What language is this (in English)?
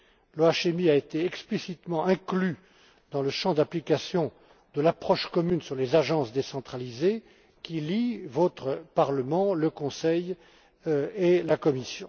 French